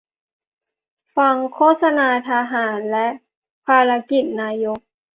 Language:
Thai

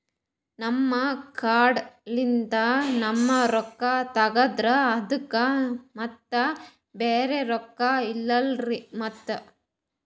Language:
Kannada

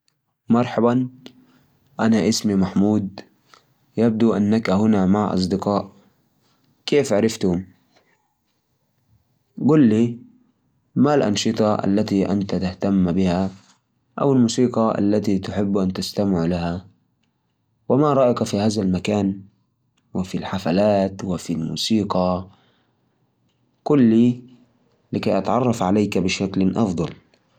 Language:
Najdi Arabic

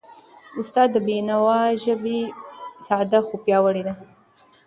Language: Pashto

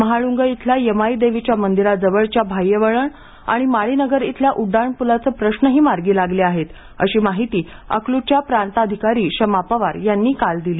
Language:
Marathi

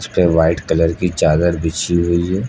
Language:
Hindi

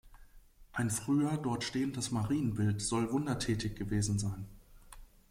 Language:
German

